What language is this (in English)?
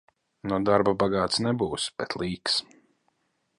Latvian